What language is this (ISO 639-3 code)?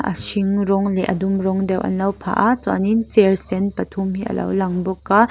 lus